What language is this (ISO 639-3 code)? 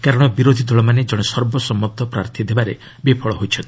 ori